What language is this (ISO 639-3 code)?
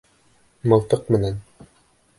bak